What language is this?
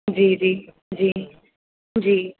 Sindhi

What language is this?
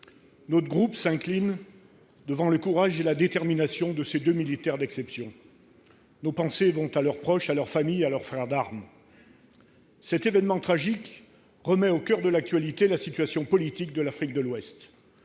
French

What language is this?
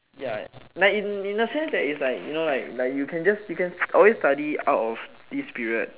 English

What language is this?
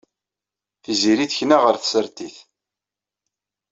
Kabyle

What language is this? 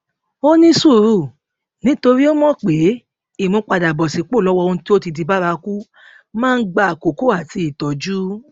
Yoruba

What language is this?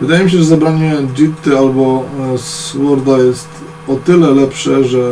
Polish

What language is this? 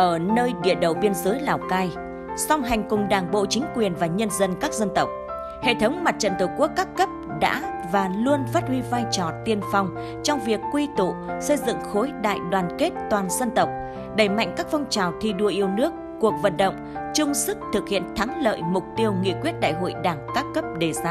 Vietnamese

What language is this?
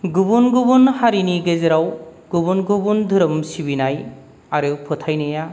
Bodo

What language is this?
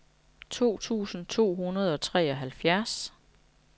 Danish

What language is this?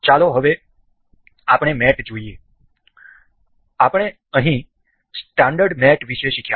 Gujarati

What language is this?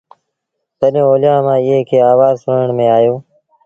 Sindhi Bhil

